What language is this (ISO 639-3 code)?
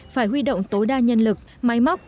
vie